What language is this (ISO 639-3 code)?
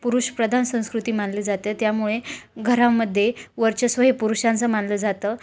mar